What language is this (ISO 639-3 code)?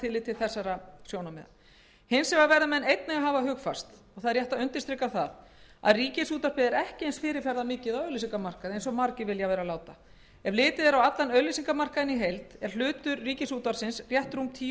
isl